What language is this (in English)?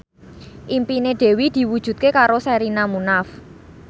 Javanese